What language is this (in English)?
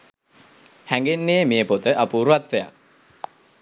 Sinhala